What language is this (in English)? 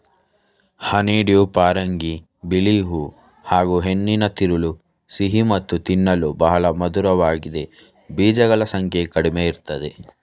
Kannada